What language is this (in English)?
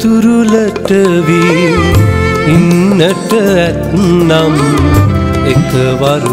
Hindi